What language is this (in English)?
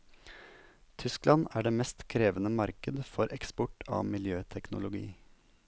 Norwegian